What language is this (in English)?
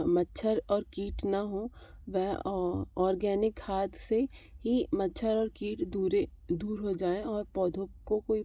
Hindi